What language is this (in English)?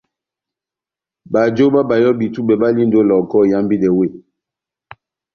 Batanga